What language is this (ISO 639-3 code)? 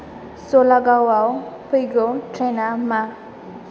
brx